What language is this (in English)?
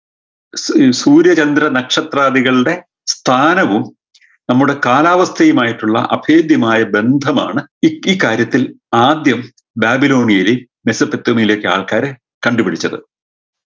Malayalam